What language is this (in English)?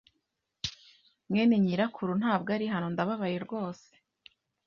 Kinyarwanda